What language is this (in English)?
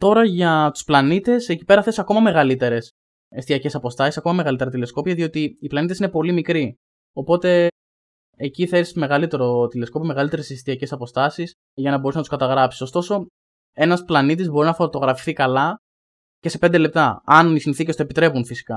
Greek